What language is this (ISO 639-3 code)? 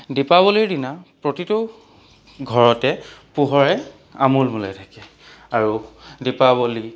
asm